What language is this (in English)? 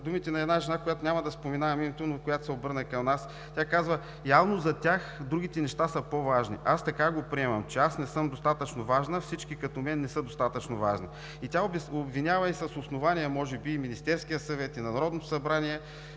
Bulgarian